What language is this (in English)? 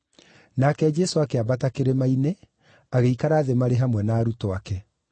Kikuyu